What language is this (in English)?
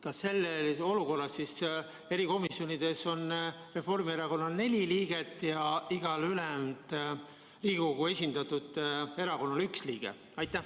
Estonian